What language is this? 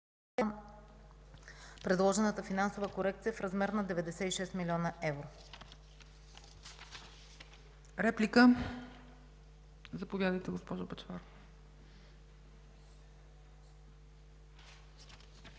Bulgarian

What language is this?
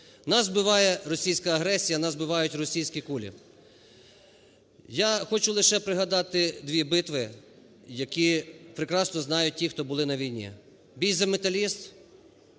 Ukrainian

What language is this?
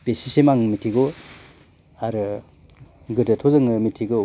Bodo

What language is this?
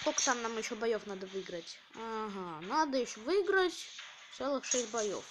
Russian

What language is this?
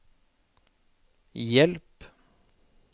Norwegian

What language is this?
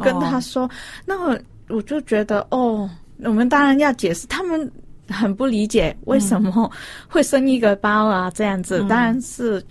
Chinese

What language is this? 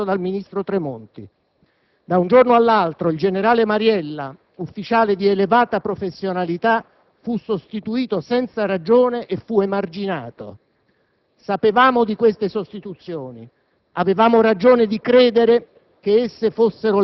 Italian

